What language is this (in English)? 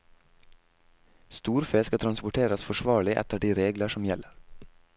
Norwegian